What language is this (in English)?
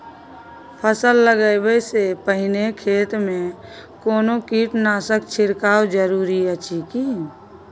Maithili